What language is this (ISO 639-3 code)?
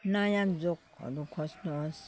nep